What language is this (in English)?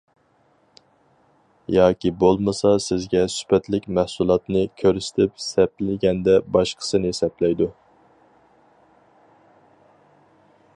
Uyghur